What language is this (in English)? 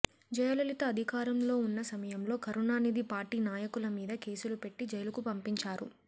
Telugu